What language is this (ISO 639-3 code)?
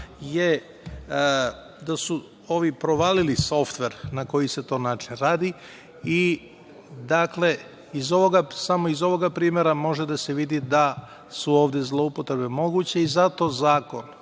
srp